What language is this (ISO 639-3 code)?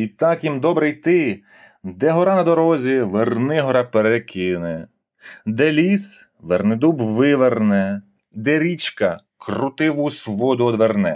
ukr